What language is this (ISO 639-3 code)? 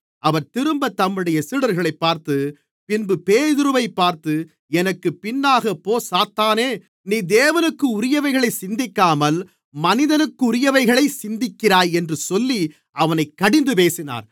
tam